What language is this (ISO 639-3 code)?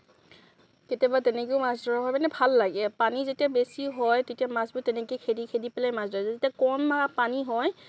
asm